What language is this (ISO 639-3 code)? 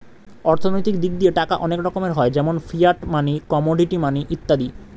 ben